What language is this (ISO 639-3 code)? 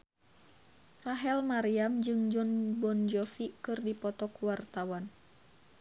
sun